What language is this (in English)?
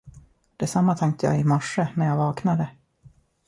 Swedish